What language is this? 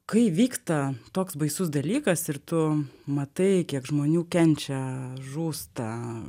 Lithuanian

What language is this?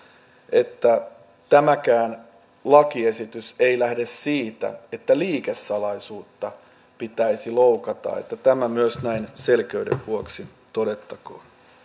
Finnish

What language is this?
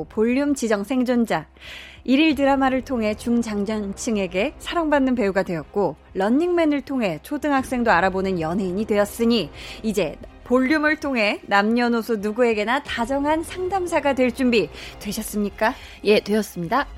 Korean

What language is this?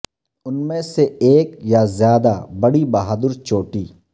Urdu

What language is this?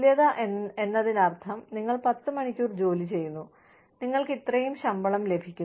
Malayalam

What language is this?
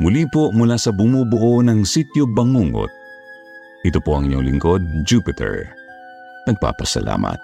Filipino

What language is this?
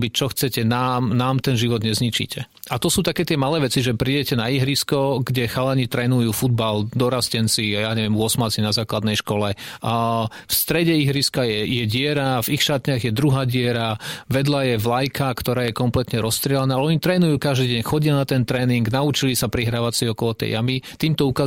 Slovak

